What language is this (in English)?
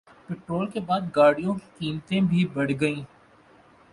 Urdu